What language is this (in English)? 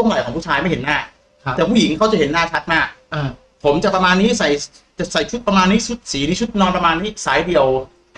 Thai